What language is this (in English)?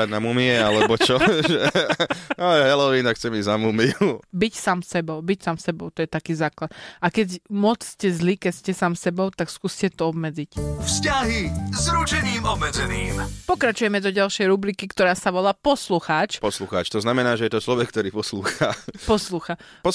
Slovak